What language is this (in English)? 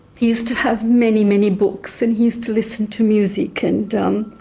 English